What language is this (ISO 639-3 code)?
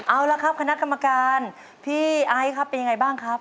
tha